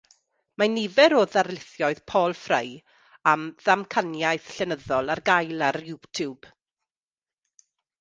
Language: Welsh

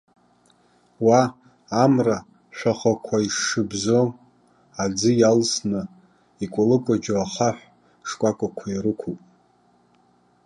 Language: Abkhazian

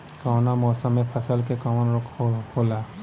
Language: Bhojpuri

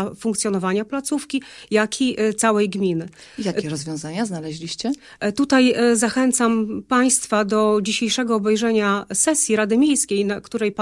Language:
Polish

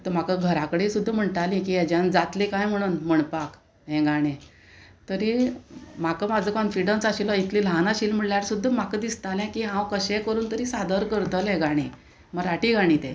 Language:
Konkani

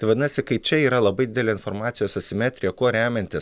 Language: Lithuanian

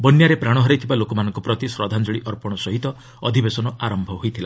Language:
Odia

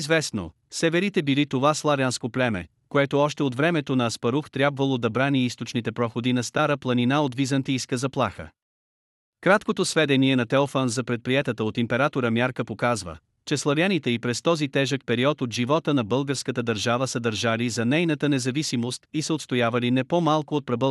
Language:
Bulgarian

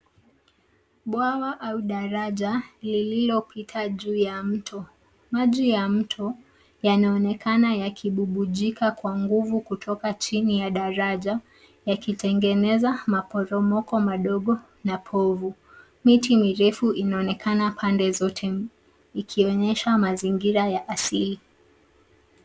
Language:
Swahili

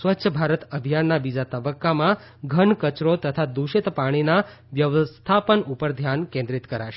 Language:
Gujarati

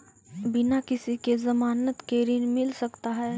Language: Magahi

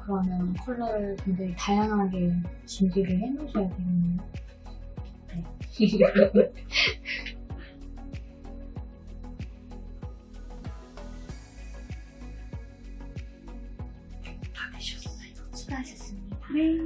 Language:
Korean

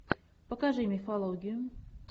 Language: Russian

